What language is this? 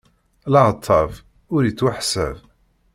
Kabyle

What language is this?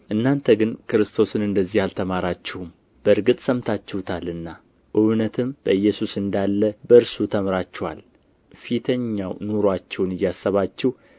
Amharic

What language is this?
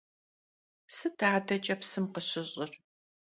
Kabardian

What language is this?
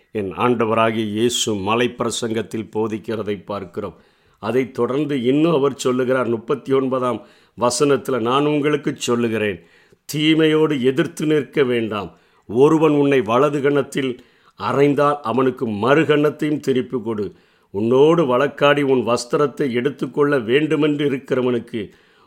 Tamil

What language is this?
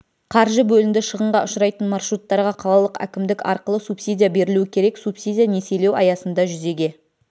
Kazakh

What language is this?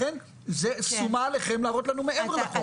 Hebrew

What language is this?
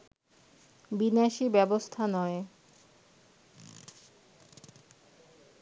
Bangla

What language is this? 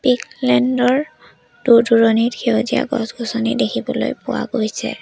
Assamese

